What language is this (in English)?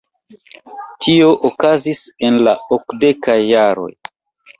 Esperanto